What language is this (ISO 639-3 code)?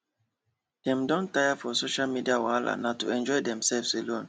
pcm